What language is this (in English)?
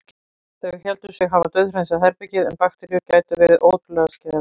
Icelandic